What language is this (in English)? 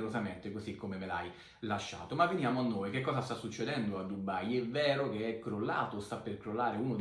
Italian